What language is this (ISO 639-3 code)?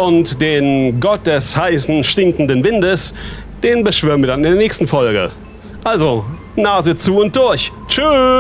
deu